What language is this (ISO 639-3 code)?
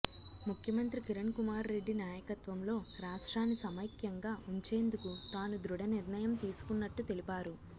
tel